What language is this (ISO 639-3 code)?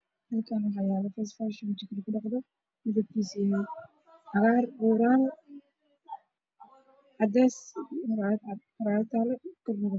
som